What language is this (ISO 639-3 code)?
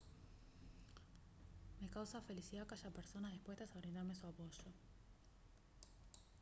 spa